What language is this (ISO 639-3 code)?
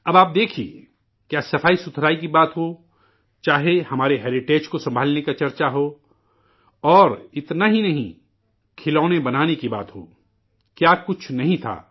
urd